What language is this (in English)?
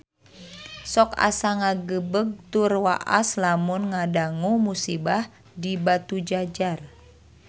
Sundanese